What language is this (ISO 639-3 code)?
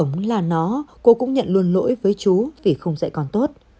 vie